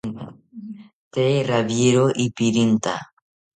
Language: South Ucayali Ashéninka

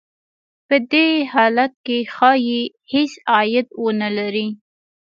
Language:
Pashto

